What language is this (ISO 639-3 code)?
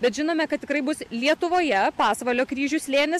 lit